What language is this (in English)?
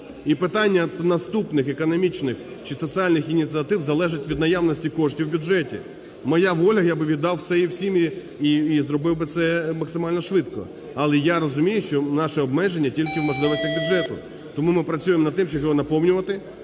Ukrainian